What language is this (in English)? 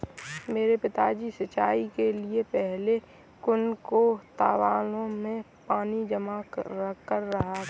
Hindi